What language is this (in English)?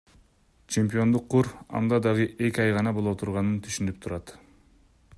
Kyrgyz